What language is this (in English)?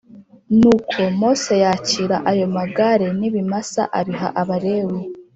Kinyarwanda